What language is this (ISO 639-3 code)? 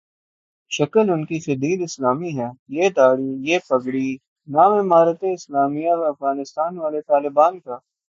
urd